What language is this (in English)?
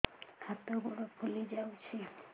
Odia